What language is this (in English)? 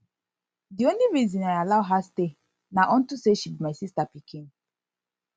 Nigerian Pidgin